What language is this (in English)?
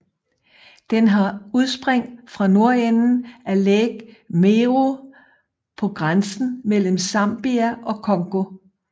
Danish